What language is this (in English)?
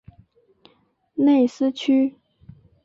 Chinese